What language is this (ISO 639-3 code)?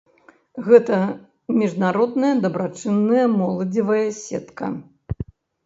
bel